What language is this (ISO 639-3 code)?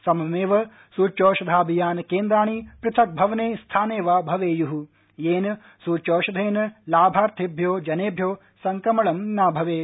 san